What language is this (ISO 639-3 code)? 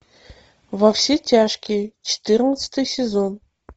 rus